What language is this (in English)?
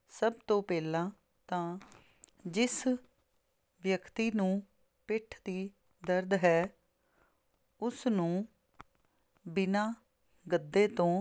Punjabi